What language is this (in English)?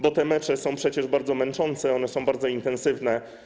Polish